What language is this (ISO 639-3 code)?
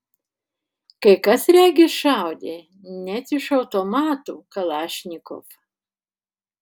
lit